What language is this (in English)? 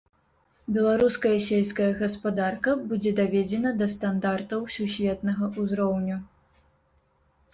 Belarusian